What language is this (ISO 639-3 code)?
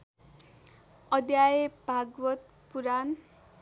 nep